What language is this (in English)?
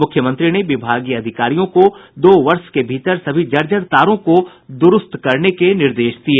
Hindi